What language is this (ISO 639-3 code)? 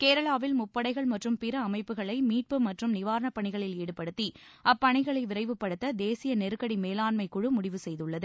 tam